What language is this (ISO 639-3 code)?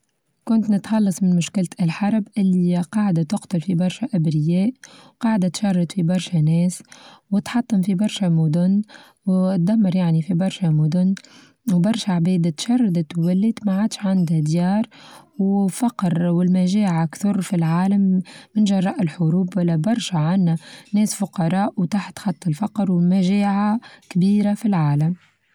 aeb